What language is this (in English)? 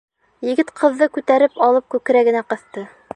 Bashkir